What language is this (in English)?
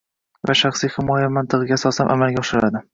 Uzbek